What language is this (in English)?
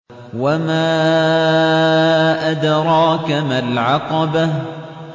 Arabic